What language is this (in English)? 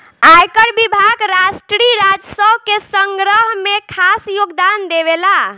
Bhojpuri